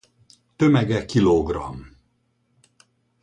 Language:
Hungarian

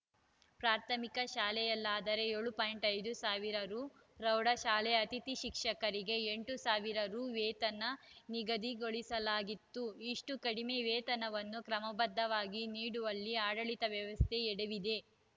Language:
Kannada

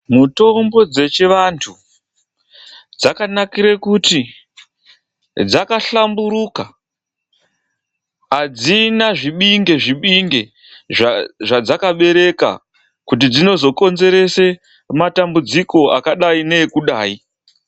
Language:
Ndau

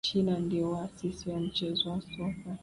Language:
Swahili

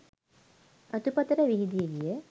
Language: Sinhala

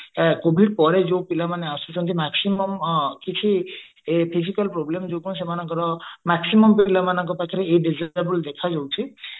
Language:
Odia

